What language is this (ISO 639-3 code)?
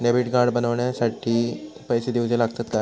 mar